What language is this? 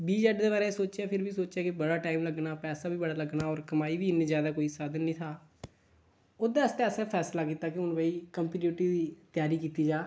Dogri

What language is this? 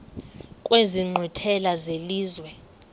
Xhosa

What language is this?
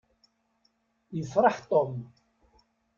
Kabyle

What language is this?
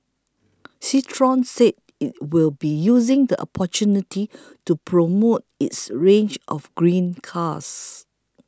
English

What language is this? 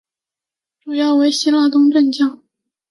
Chinese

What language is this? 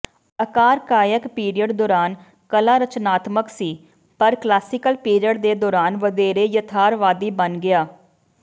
Punjabi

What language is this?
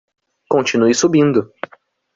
Portuguese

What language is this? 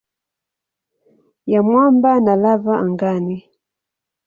Swahili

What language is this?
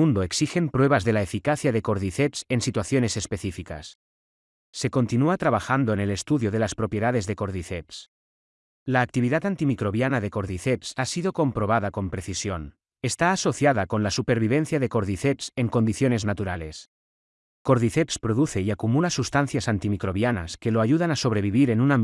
Spanish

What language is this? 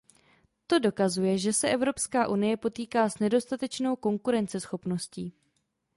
Czech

